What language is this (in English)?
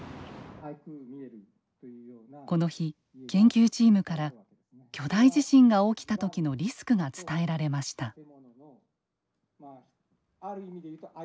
Japanese